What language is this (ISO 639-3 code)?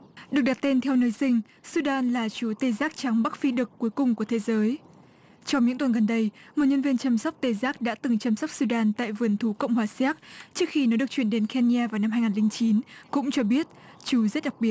vie